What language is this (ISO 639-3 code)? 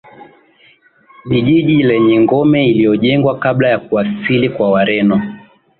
swa